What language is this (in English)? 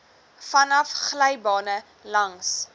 Afrikaans